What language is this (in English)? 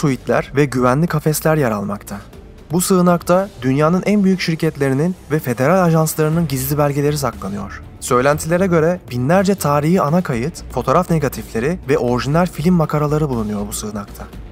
Turkish